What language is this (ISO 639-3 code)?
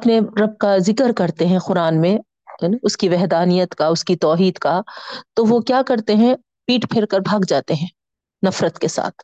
urd